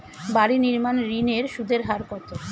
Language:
Bangla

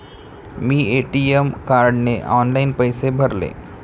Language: Marathi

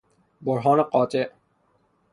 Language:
Persian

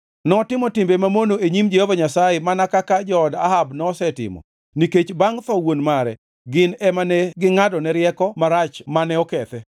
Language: Luo (Kenya and Tanzania)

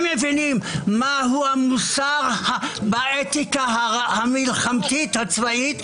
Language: Hebrew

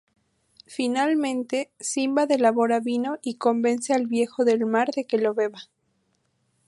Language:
Spanish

